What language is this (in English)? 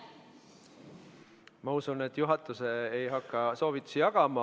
Estonian